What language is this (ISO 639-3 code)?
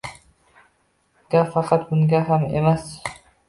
uzb